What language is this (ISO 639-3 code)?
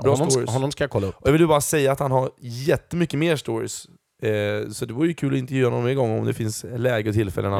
swe